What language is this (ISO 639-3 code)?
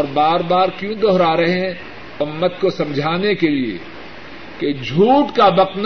urd